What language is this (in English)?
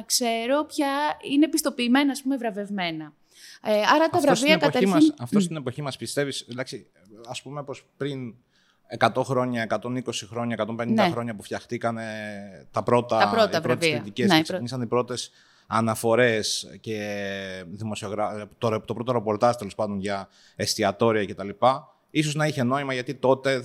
Greek